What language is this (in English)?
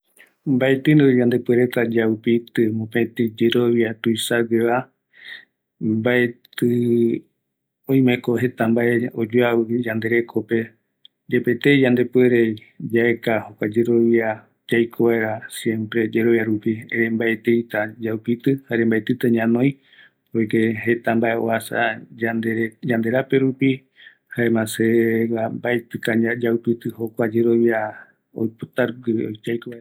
Eastern Bolivian Guaraní